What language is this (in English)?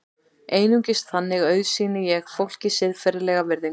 Icelandic